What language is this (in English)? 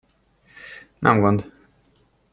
Hungarian